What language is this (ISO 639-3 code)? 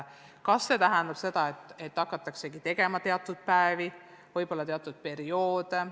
est